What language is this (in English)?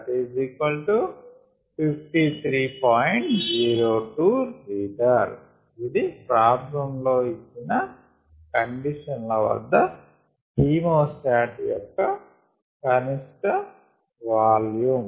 Telugu